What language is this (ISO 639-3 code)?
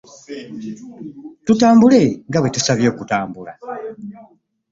lug